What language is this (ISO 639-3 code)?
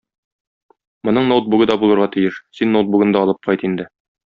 tat